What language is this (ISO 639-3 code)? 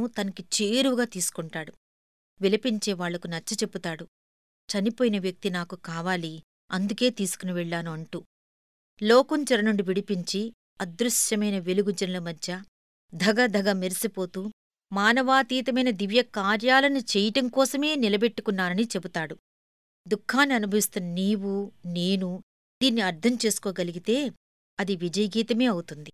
tel